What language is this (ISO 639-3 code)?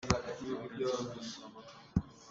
cnh